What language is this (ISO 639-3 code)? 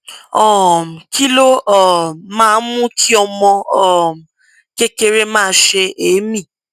yor